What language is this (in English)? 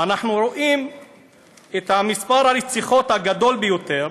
Hebrew